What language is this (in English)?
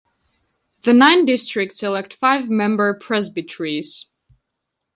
English